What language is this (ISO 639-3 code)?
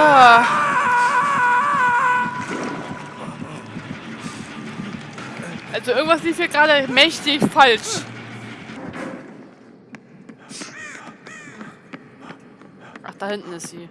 deu